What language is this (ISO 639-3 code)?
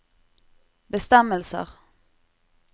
nor